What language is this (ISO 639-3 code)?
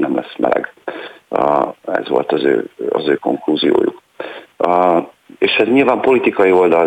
hun